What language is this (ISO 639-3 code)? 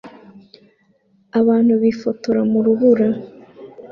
kin